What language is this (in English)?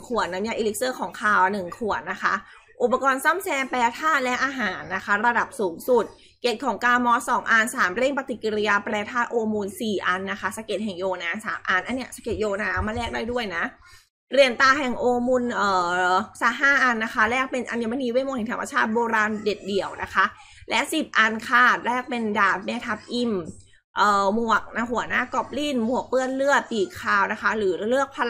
Thai